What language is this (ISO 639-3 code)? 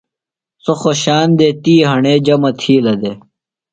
phl